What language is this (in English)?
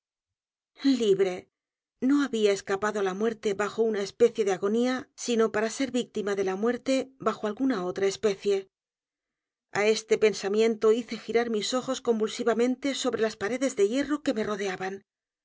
Spanish